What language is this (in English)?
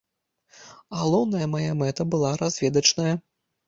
Belarusian